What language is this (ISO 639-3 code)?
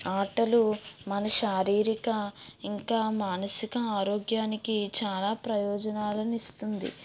tel